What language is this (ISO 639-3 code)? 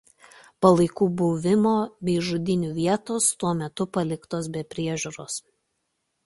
lit